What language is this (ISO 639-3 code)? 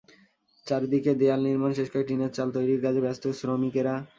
ben